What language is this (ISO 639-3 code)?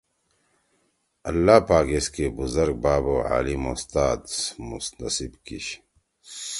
trw